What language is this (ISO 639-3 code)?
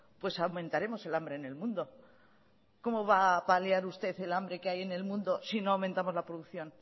spa